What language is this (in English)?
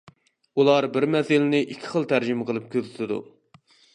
Uyghur